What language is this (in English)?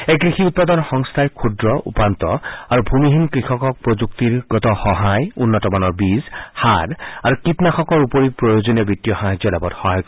Assamese